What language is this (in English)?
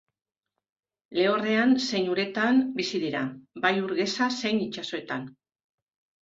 Basque